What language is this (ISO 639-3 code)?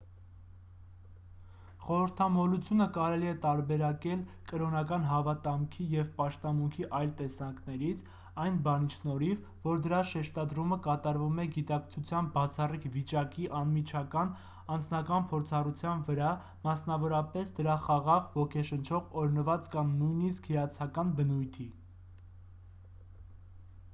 hye